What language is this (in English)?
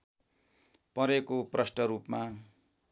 Nepali